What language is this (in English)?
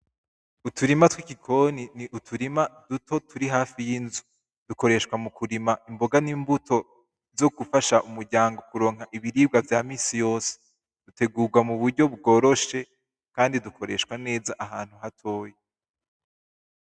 Rundi